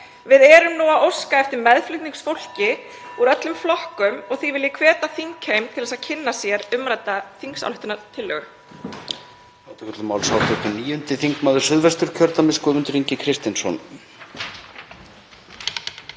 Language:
Icelandic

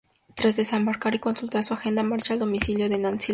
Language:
Spanish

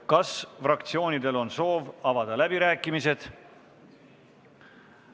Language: Estonian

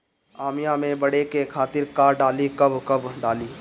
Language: Bhojpuri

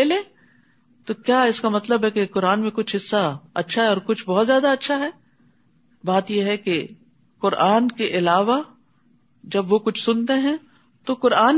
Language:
Urdu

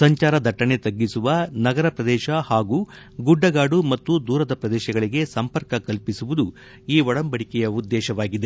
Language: Kannada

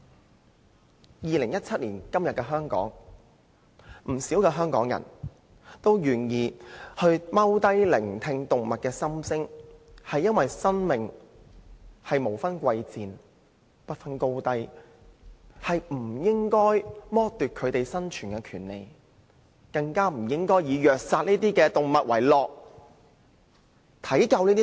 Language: Cantonese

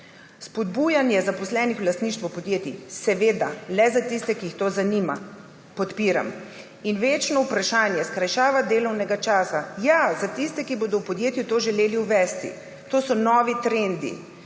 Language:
Slovenian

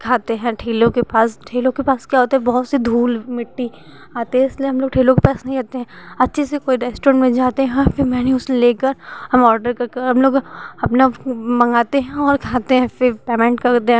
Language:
Hindi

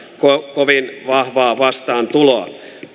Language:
Finnish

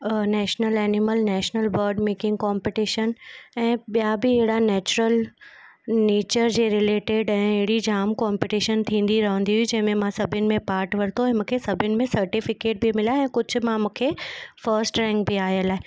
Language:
Sindhi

